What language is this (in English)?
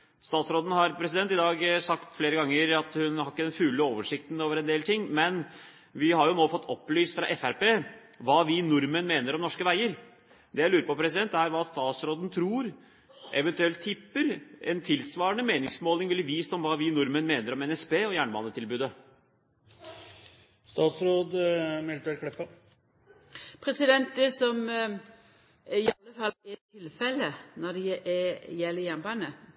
Norwegian